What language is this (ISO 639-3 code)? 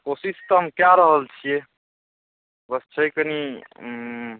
mai